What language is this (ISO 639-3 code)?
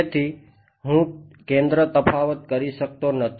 guj